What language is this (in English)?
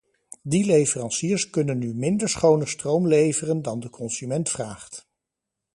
Dutch